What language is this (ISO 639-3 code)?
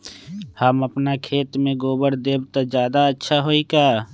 mag